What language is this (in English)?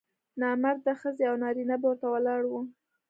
Pashto